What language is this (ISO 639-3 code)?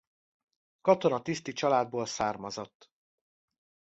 hun